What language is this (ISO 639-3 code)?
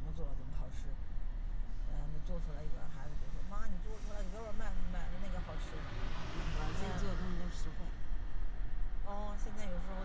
zho